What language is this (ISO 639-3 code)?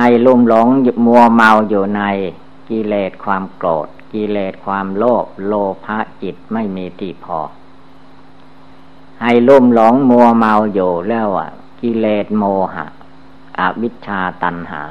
tha